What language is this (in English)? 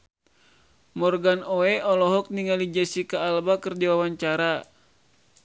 Sundanese